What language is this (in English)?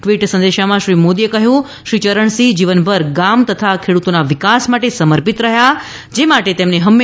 Gujarati